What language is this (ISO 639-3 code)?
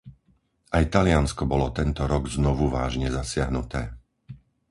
slk